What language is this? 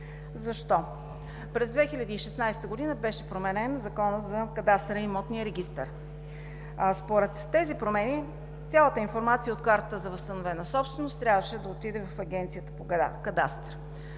Bulgarian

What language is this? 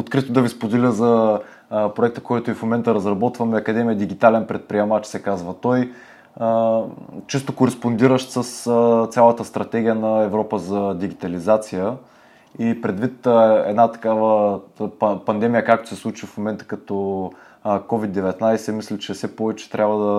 Bulgarian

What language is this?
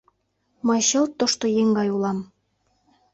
Mari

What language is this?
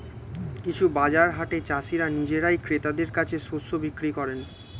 Bangla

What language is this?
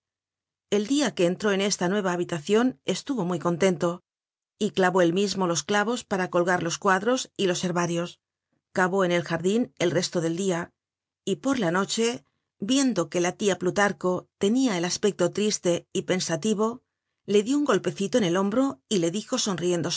Spanish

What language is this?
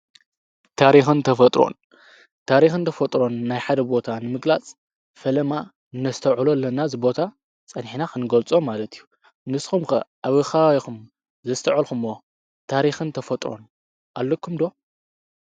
Tigrinya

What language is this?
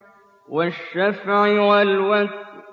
Arabic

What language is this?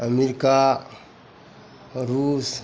Maithili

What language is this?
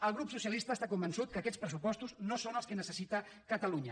Catalan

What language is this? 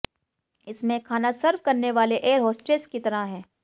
Hindi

